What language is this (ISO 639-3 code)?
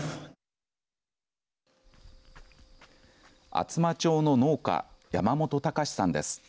jpn